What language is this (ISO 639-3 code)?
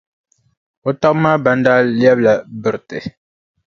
dag